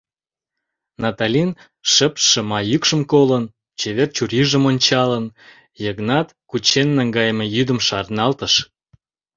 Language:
Mari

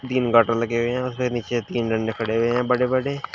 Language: Hindi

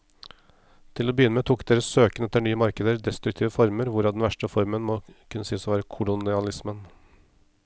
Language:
Norwegian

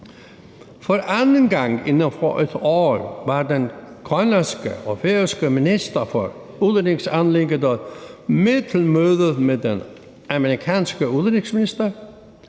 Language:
Danish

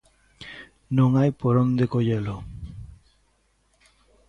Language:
Galician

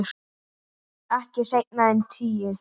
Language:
Icelandic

